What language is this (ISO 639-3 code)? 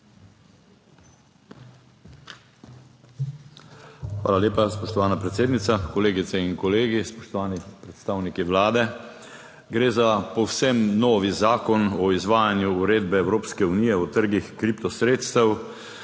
slv